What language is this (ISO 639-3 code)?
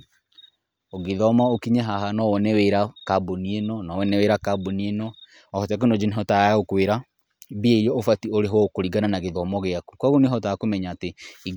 kik